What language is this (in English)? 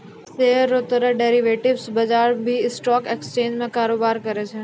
Maithili